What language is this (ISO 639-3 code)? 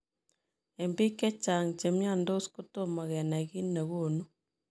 kln